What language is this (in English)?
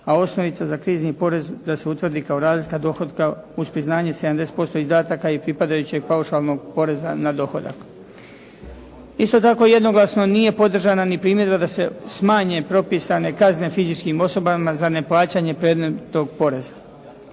Croatian